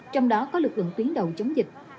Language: Vietnamese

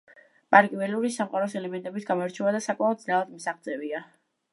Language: Georgian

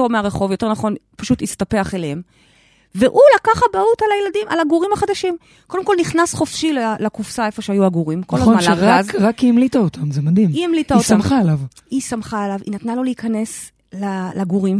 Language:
Hebrew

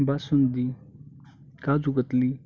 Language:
Marathi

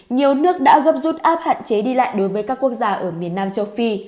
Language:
Vietnamese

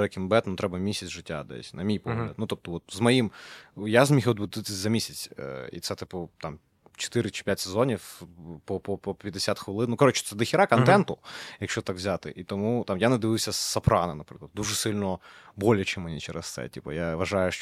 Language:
Ukrainian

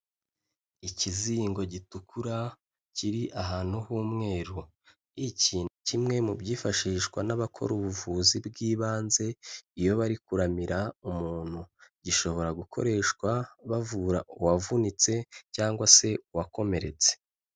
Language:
Kinyarwanda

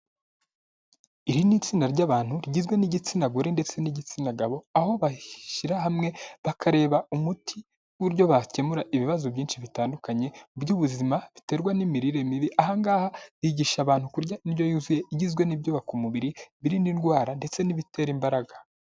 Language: Kinyarwanda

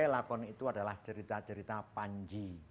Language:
Indonesian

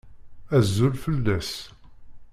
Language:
Kabyle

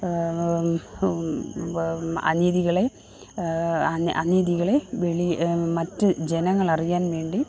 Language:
Malayalam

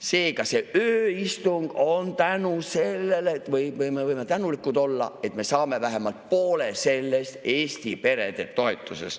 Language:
Estonian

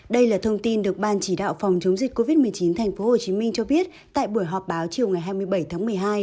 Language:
Vietnamese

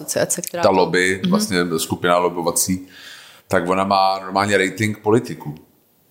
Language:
Czech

